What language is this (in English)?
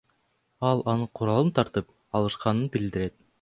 Kyrgyz